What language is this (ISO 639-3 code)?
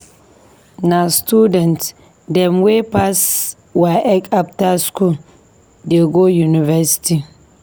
pcm